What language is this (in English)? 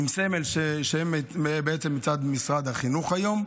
Hebrew